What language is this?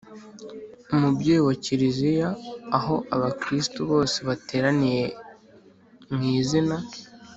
Kinyarwanda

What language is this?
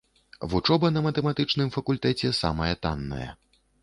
Belarusian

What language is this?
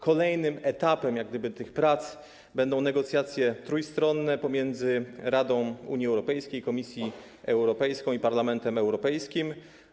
Polish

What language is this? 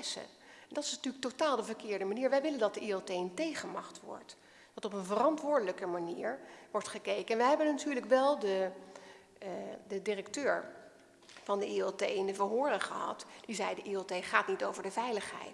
Dutch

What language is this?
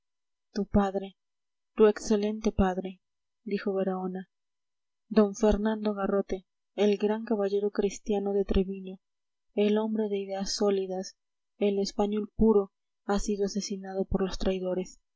Spanish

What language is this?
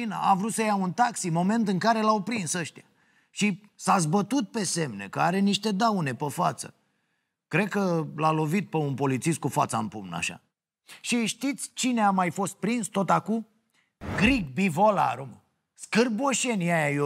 Romanian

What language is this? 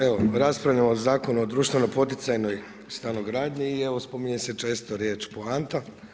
Croatian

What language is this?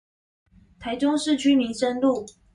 Chinese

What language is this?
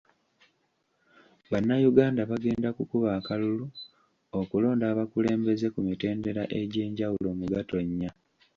Ganda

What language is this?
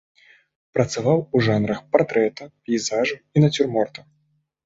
Belarusian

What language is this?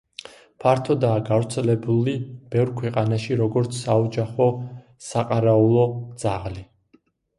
Georgian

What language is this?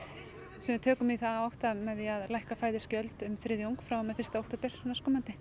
Icelandic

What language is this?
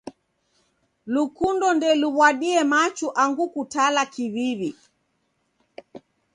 Taita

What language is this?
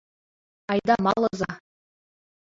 Mari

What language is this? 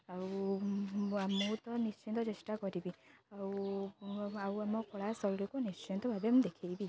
Odia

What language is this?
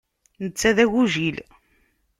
Kabyle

